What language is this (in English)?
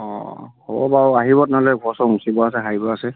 Assamese